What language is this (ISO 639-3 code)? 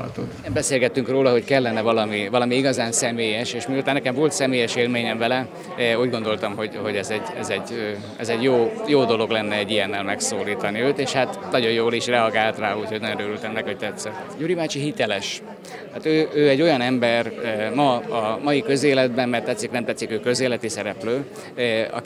hun